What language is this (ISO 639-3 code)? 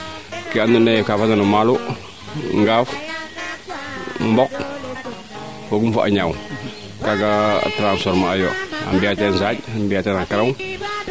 srr